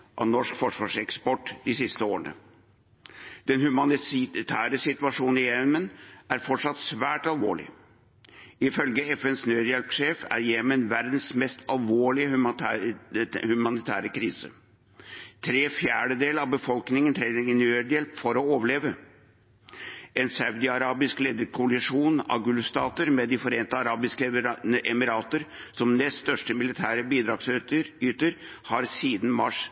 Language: Norwegian Bokmål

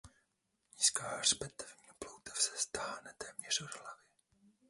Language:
Czech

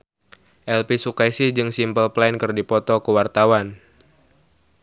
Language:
Sundanese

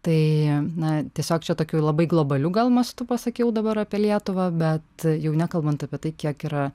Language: Lithuanian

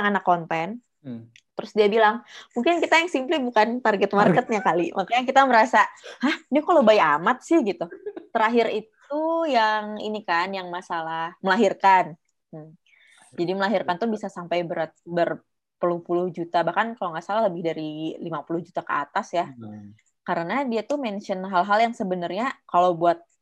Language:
Indonesian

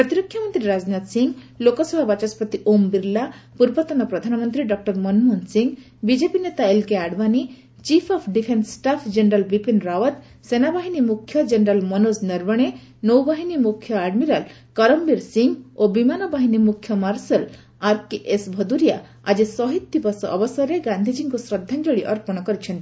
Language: Odia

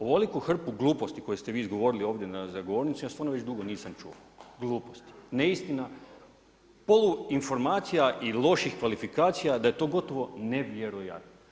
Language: Croatian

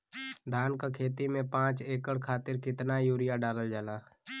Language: Bhojpuri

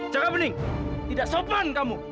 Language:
Indonesian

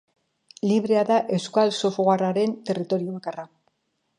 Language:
Basque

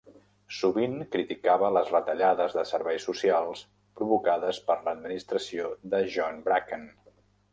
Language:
Catalan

